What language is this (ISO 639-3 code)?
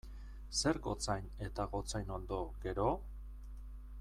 eus